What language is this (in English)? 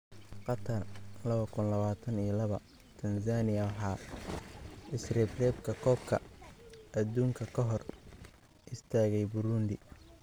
Somali